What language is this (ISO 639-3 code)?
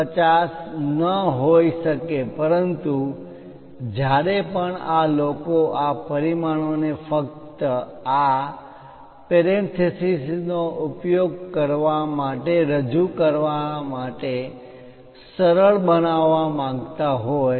guj